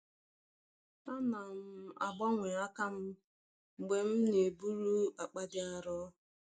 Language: Igbo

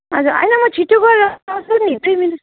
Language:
Nepali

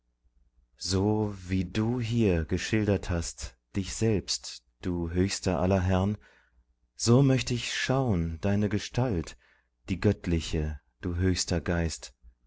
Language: German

